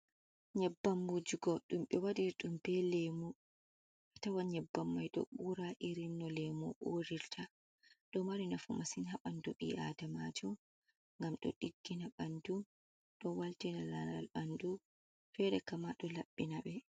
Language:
Fula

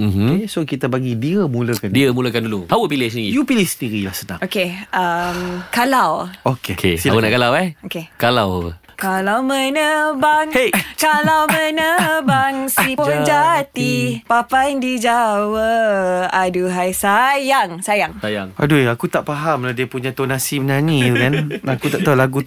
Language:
Malay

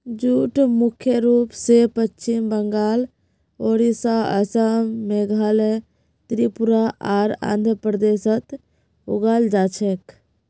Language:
Magahi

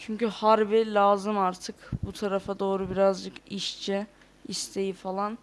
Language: Turkish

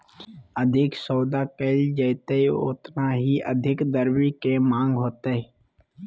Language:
Magahi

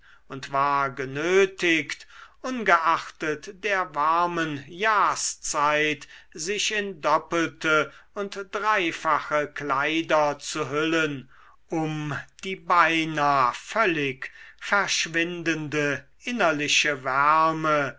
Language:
German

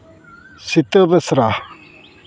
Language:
Santali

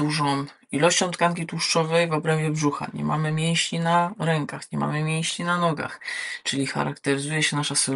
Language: Polish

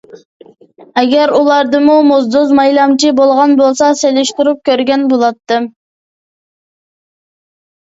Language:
Uyghur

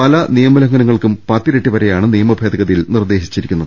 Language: Malayalam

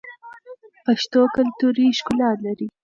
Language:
Pashto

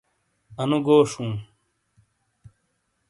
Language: Shina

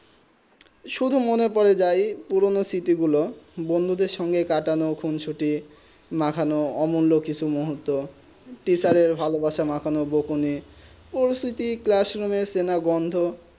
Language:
Bangla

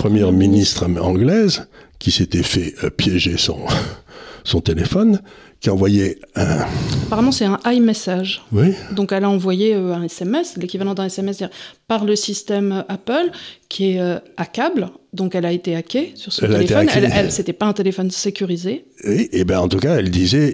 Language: French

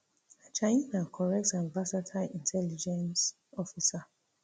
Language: Nigerian Pidgin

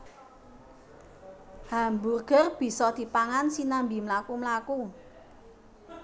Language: Javanese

